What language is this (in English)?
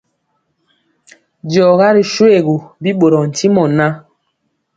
Mpiemo